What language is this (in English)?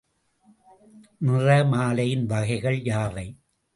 Tamil